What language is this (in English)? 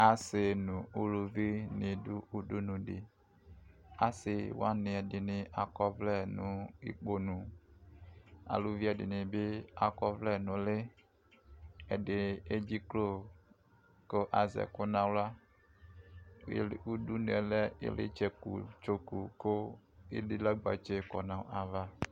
Ikposo